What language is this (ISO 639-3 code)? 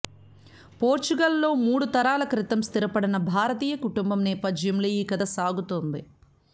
tel